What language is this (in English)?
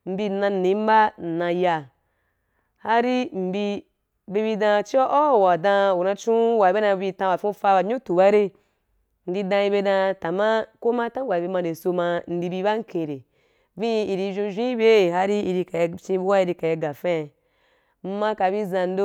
Wapan